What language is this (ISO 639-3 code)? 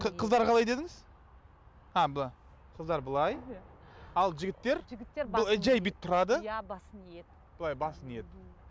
kaz